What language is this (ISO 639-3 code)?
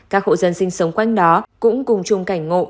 vie